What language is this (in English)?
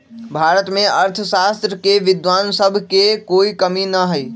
Magahi